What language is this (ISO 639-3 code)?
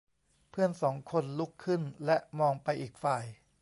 tha